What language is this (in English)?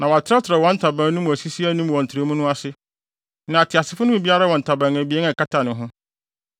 Akan